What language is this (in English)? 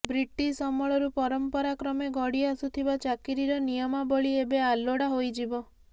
Odia